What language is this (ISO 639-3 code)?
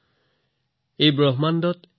asm